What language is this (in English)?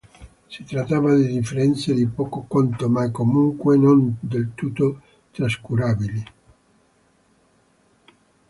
Italian